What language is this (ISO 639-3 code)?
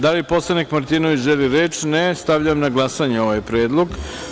srp